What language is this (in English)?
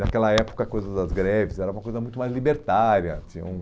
Portuguese